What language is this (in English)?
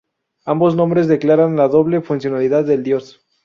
Spanish